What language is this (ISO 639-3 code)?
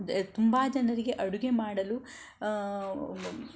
kan